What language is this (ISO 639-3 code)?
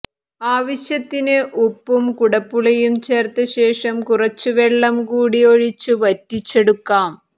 mal